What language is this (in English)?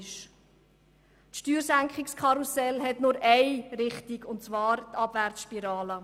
Swiss German